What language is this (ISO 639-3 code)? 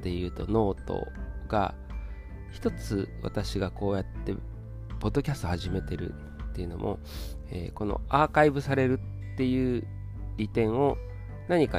jpn